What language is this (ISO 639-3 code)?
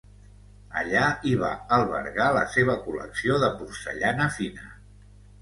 cat